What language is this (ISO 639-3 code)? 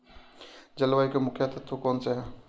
hin